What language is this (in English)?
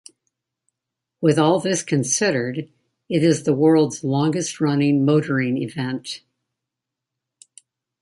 English